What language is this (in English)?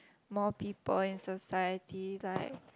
English